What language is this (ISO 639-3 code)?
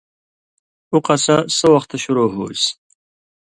mvy